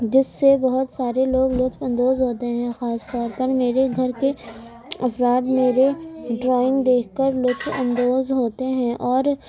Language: Urdu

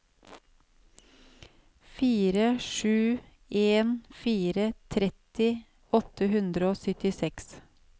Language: Norwegian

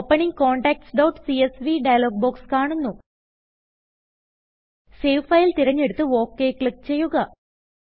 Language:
Malayalam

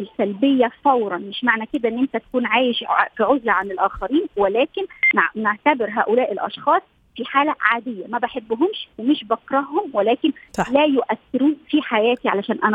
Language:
Arabic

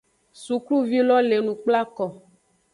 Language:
Aja (Benin)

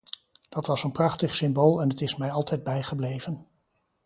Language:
Dutch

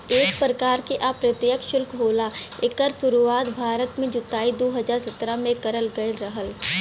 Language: Bhojpuri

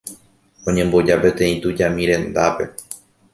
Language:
Guarani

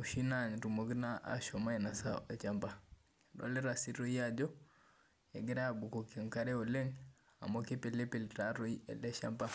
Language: Masai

